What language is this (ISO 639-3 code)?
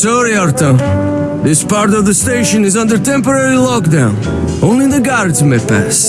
eng